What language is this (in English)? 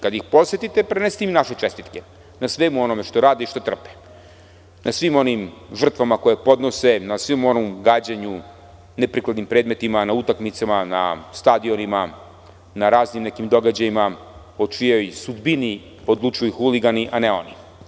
Serbian